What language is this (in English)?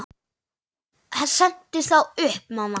Icelandic